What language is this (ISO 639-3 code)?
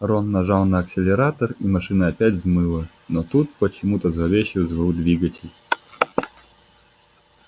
rus